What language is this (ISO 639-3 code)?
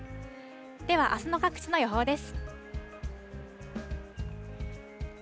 jpn